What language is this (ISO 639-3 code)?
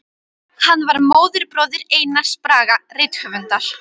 isl